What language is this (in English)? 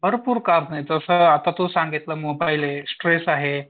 Marathi